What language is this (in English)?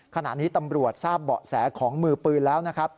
Thai